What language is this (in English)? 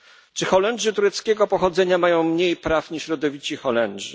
Polish